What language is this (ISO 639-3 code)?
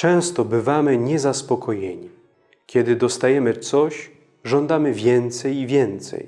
pol